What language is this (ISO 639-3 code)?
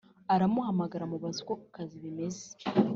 kin